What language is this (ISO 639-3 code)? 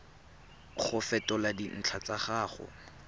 tsn